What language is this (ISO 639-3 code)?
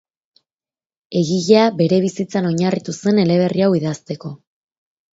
eus